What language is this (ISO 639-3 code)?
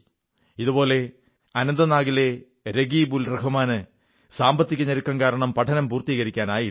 mal